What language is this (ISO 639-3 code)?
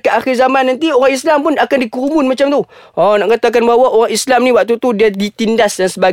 msa